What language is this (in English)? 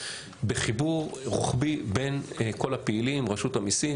Hebrew